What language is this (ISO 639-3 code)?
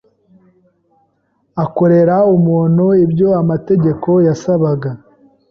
kin